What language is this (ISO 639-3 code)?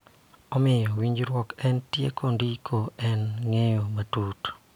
luo